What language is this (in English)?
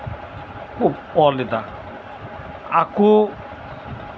Santali